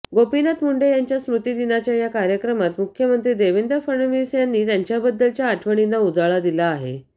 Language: Marathi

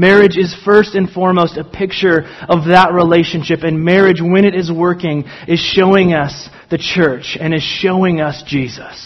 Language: English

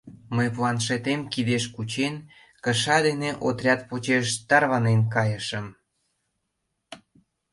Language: Mari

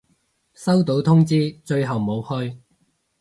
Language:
Cantonese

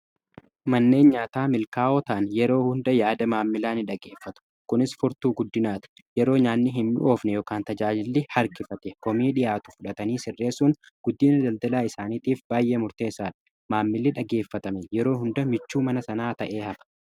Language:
Oromo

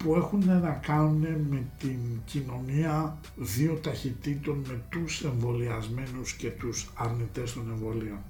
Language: Greek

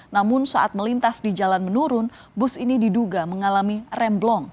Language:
Indonesian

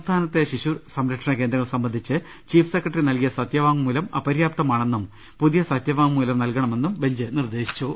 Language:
Malayalam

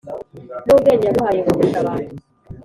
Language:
Kinyarwanda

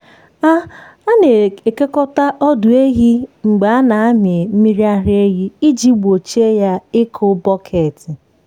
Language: Igbo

